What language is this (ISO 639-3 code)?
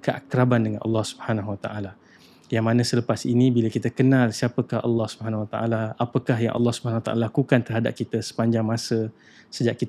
msa